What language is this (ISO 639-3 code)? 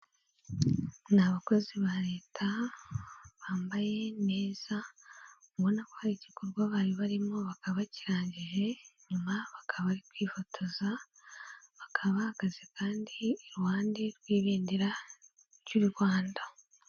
kin